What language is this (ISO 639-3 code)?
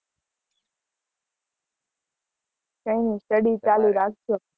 guj